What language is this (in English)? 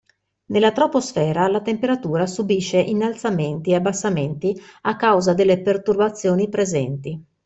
Italian